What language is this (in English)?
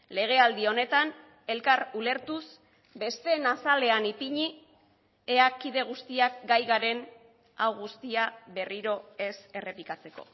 Basque